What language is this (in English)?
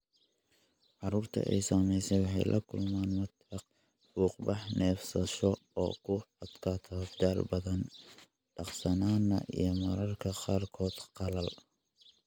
Somali